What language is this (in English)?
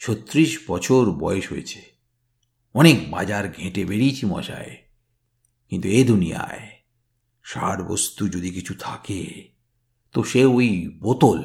Bangla